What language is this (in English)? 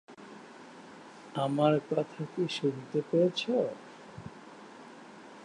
Bangla